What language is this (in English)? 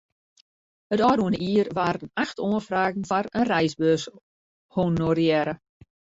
Western Frisian